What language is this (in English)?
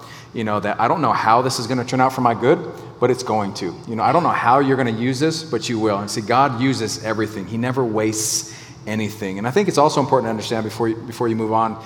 English